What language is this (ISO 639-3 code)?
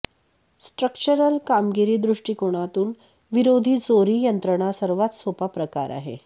mar